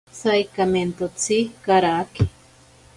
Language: Ashéninka Perené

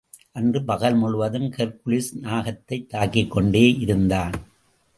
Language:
Tamil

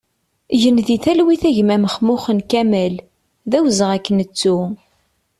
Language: Kabyle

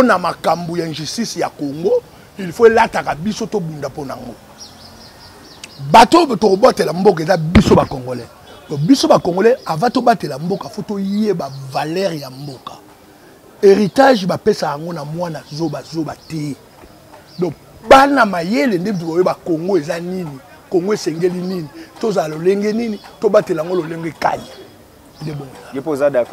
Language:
French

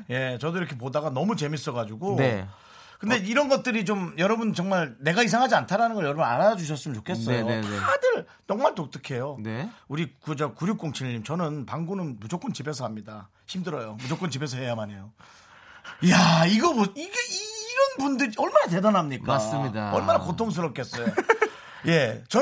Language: Korean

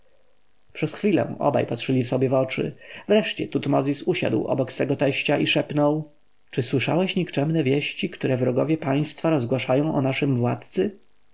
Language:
Polish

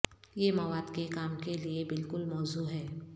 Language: Urdu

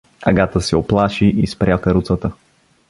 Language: Bulgarian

